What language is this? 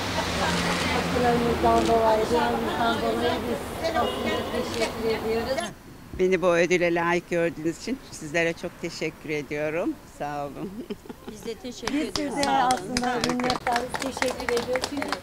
Turkish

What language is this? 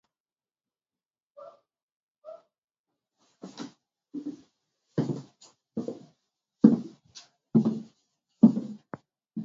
Basque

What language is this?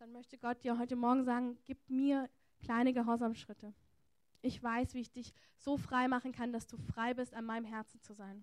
German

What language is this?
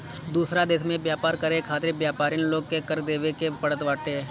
Bhojpuri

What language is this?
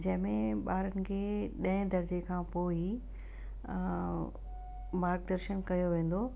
Sindhi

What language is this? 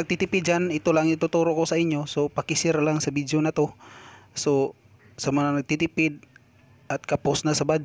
Filipino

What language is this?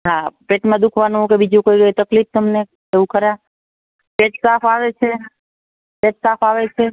Gujarati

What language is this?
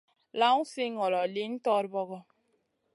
Masana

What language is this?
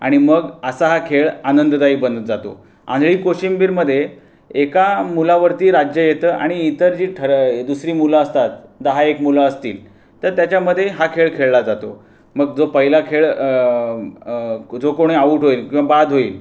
Marathi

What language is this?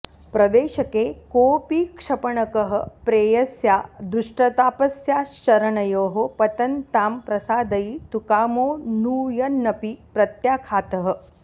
Sanskrit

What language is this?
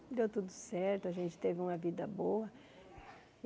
Portuguese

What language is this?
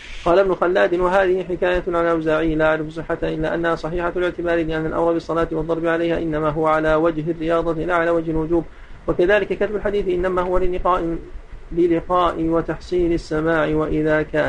Arabic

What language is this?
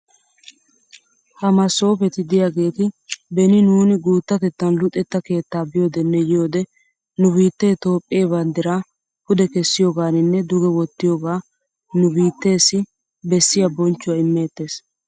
Wolaytta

